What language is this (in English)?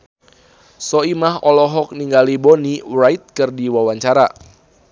Sundanese